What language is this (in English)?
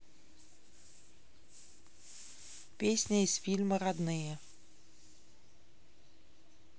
Russian